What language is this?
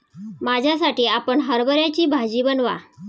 Marathi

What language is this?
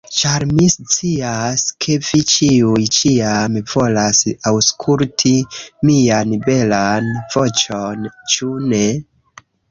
Esperanto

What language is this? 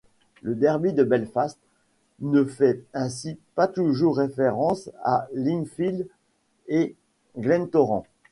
French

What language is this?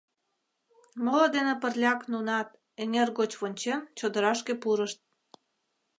Mari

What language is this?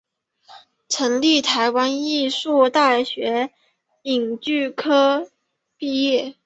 Chinese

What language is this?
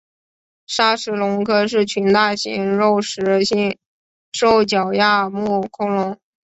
Chinese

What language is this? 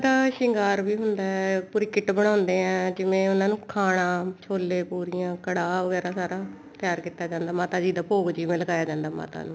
Punjabi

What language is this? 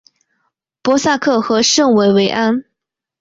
Chinese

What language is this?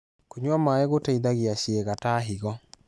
Kikuyu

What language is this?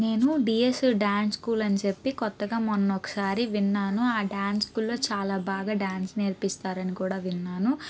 Telugu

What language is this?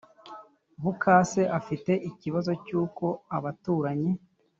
Kinyarwanda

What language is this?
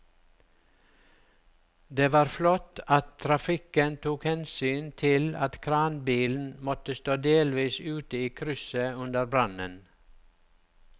Norwegian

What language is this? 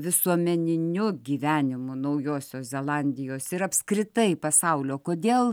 Lithuanian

